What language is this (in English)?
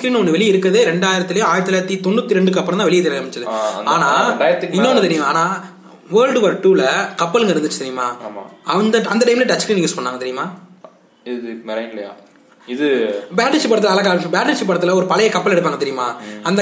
Tamil